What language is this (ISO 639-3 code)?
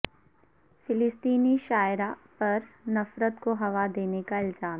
urd